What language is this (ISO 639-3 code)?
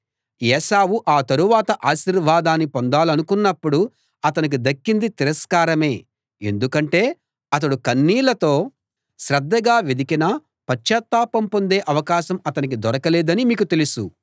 tel